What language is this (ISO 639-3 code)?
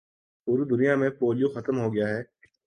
urd